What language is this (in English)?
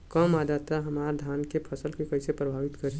Bhojpuri